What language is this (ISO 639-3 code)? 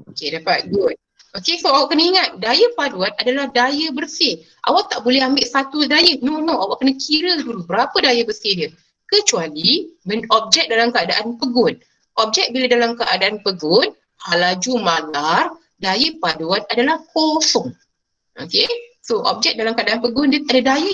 msa